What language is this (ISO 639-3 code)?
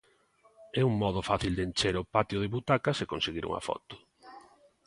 glg